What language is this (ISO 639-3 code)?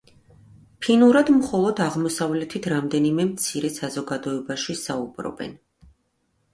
kat